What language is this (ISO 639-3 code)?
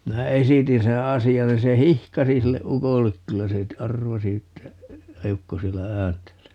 fin